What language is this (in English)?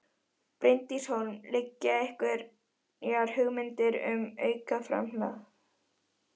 Icelandic